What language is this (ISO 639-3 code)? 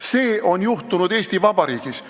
est